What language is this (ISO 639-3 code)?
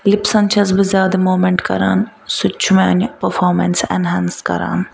kas